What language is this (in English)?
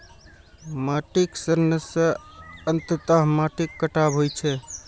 Maithili